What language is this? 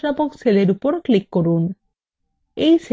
Bangla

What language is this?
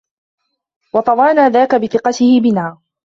Arabic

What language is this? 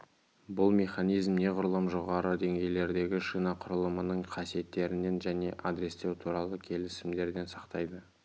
Kazakh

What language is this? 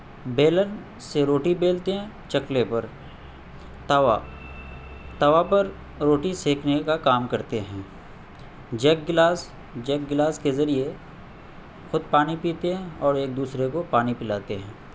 Urdu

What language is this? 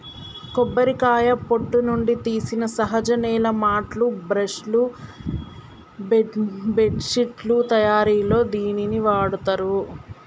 Telugu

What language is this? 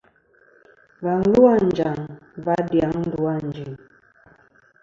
Kom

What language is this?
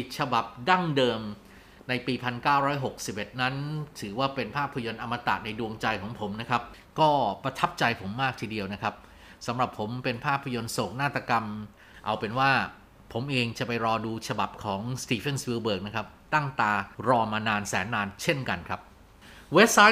Thai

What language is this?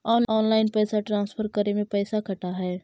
Magahi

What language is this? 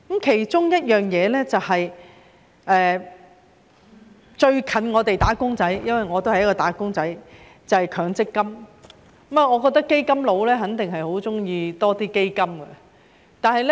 Cantonese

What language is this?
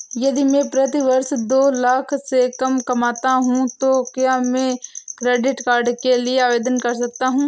Hindi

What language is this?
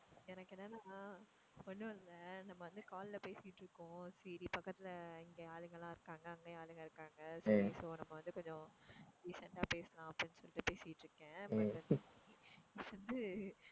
Tamil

